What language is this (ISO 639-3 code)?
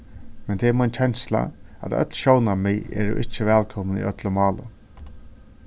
fao